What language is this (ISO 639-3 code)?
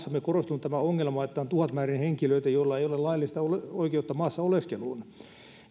fin